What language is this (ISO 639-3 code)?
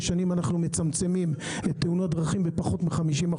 heb